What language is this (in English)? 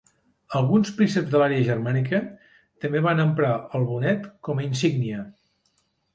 Catalan